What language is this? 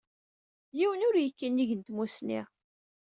Kabyle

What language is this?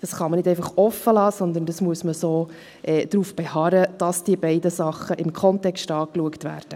Swiss German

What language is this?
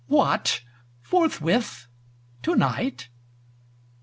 English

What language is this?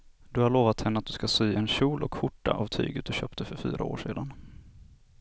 Swedish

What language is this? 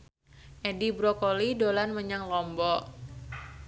Javanese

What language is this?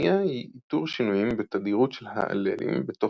Hebrew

